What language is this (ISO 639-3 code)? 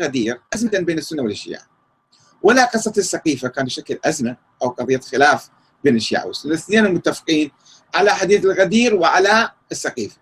ara